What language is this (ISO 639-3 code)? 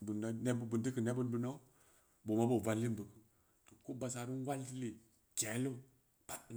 ndi